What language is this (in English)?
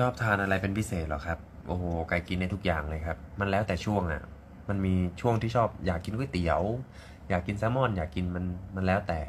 Thai